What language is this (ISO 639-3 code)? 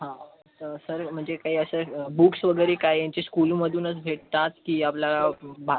mar